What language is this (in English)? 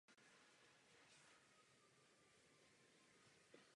Czech